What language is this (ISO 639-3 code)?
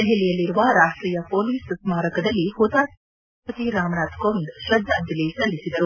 kan